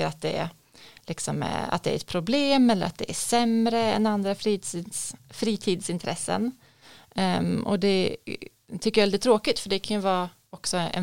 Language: Swedish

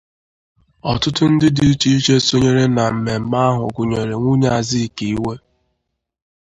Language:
Igbo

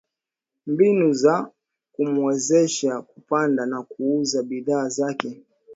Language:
Swahili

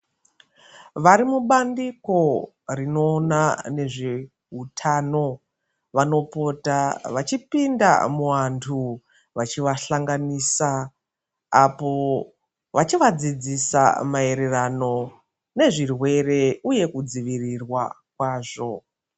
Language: Ndau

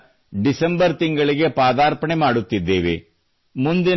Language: Kannada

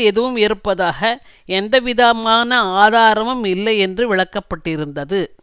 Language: Tamil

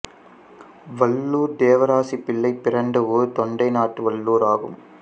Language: Tamil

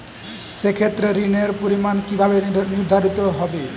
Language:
Bangla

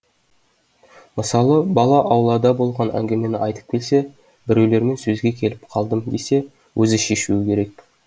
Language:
Kazakh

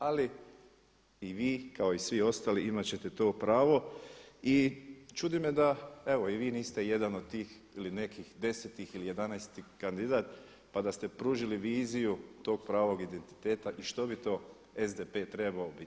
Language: Croatian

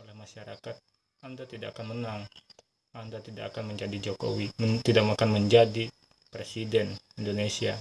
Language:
Indonesian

